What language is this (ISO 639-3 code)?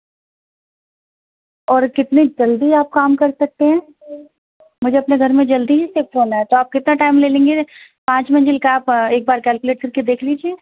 urd